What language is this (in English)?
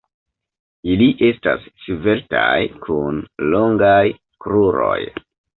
Esperanto